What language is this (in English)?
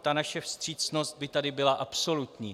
Czech